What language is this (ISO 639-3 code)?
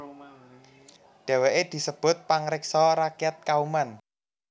jav